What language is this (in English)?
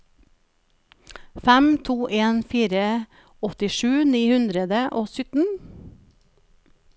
Norwegian